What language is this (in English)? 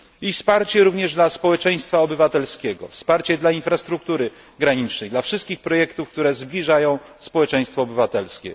Polish